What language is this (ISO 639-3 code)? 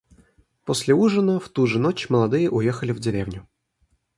rus